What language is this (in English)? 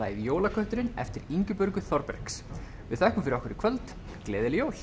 Icelandic